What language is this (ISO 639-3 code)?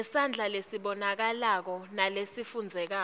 ssw